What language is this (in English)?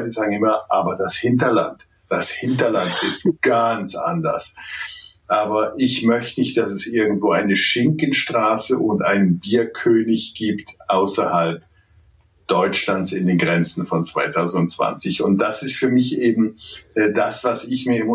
German